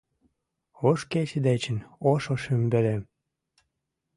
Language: Mari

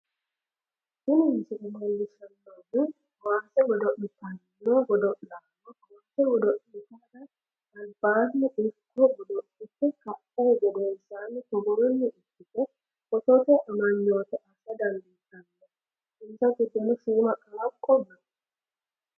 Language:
Sidamo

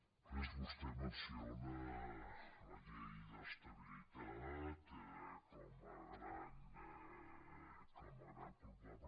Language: Catalan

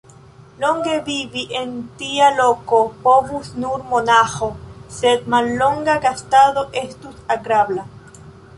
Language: Esperanto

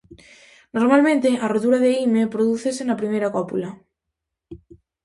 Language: Galician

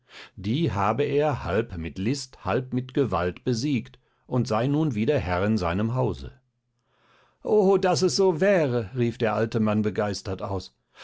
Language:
German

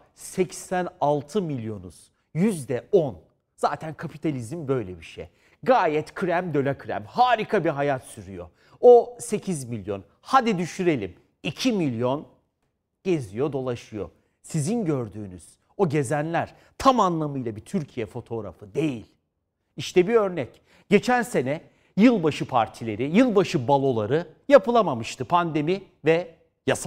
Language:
Turkish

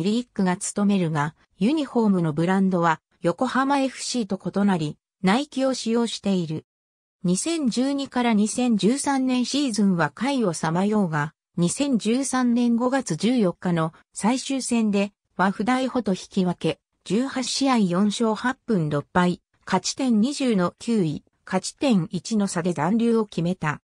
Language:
Japanese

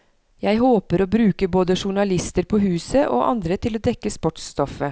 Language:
Norwegian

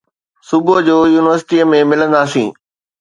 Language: Sindhi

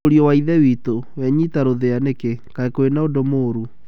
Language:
Kikuyu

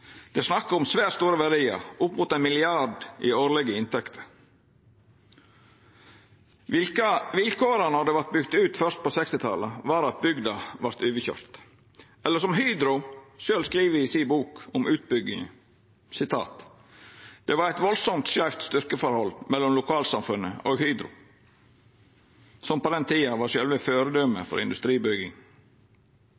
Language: Norwegian Nynorsk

